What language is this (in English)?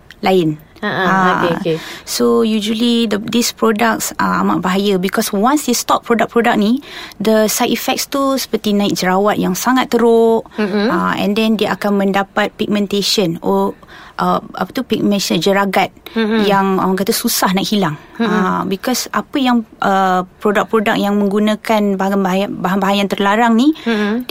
Malay